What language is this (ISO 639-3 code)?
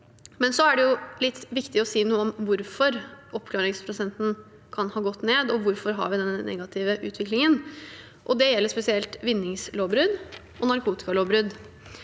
nor